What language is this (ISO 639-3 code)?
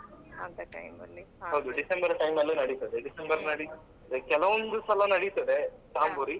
kan